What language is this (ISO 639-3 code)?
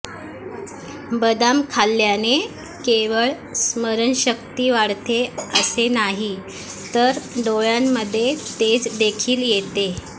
mar